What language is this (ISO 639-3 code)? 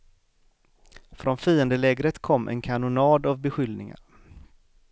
swe